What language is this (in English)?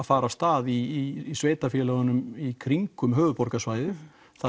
Icelandic